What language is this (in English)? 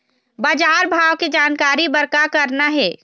Chhattisgarhi